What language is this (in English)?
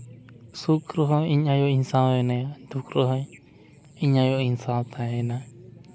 Santali